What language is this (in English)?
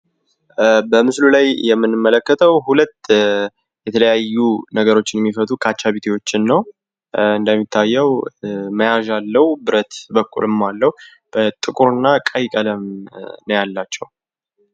Amharic